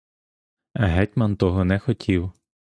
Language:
Ukrainian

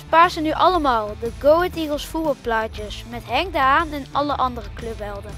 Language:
Dutch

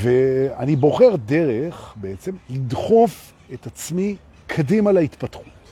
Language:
Hebrew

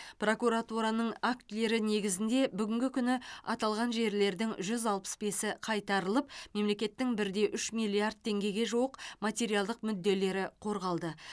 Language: Kazakh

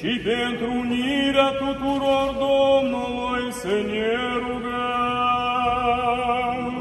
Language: Romanian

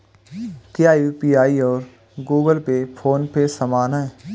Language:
Hindi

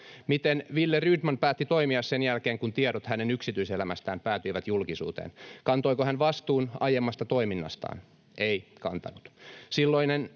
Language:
Finnish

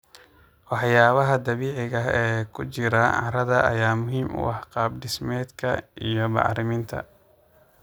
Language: Somali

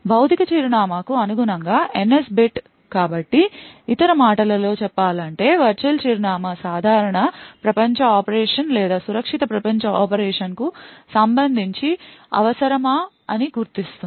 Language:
Telugu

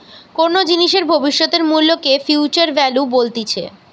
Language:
Bangla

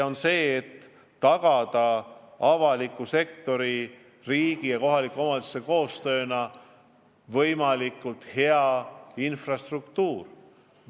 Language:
Estonian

